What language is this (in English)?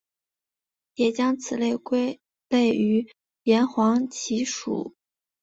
Chinese